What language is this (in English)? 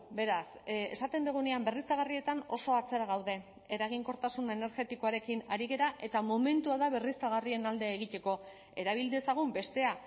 Basque